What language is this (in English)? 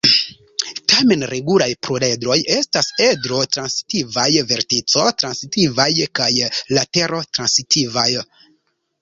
Esperanto